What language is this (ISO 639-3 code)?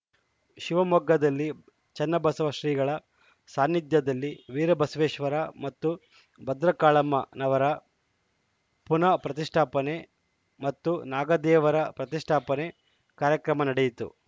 kan